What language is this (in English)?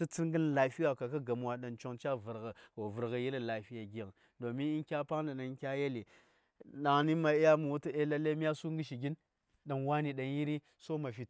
Saya